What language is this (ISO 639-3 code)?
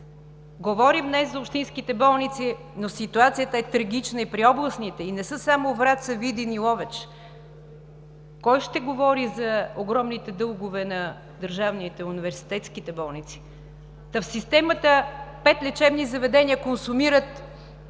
bul